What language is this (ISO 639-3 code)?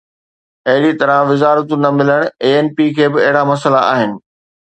snd